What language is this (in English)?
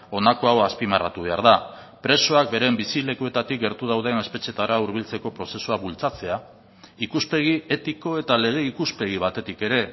Basque